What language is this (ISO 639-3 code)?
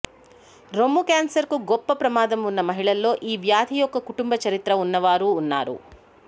tel